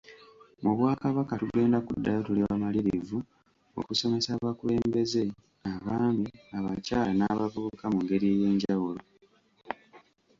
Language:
Ganda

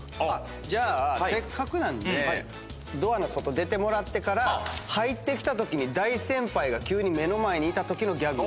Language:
Japanese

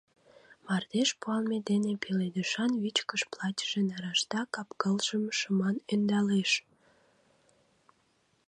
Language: Mari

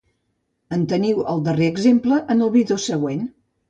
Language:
Catalan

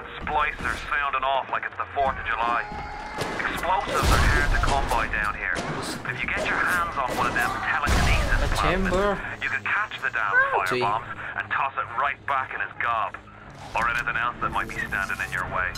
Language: Indonesian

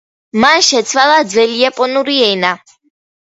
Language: Georgian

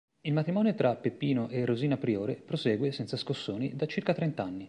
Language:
Italian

